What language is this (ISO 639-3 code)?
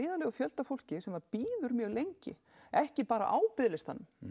isl